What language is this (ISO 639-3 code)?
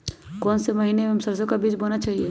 mag